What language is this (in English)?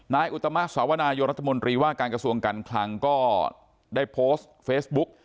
Thai